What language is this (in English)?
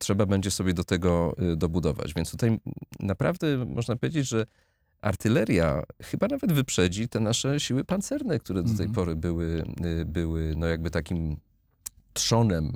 Polish